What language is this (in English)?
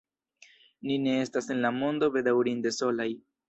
Esperanto